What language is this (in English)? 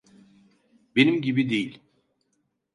Turkish